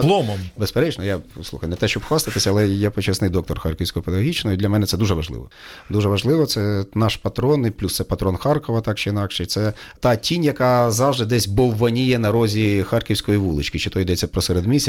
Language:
Ukrainian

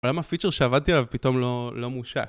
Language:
Hebrew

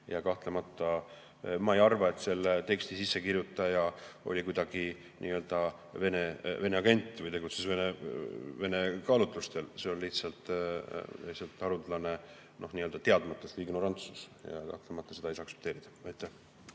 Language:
Estonian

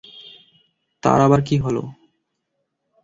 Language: Bangla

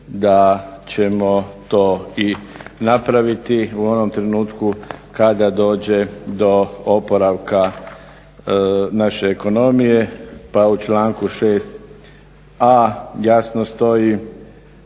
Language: Croatian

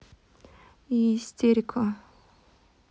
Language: Russian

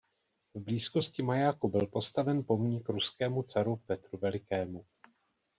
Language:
Czech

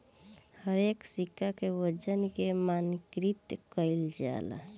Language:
Bhojpuri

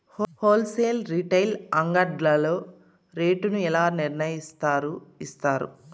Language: Telugu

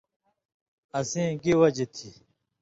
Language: Indus Kohistani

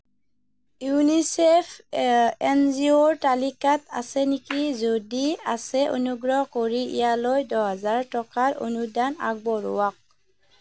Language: Assamese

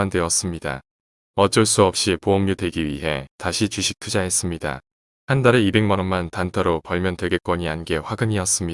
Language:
Korean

